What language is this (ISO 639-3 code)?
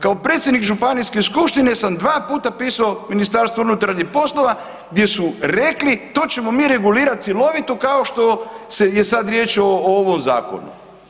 hrv